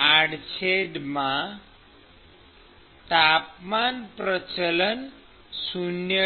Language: Gujarati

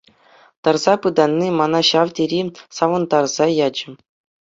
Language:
Chuvash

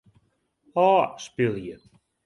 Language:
Western Frisian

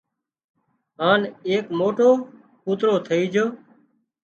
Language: Wadiyara Koli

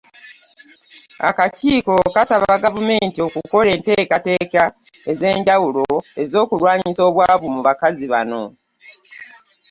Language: Ganda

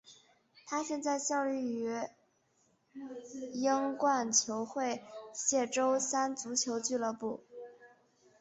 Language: Chinese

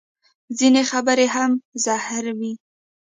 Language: Pashto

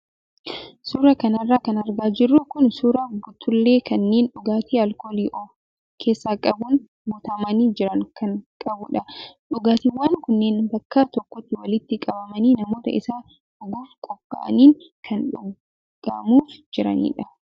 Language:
Oromo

